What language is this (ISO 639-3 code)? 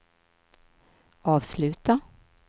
swe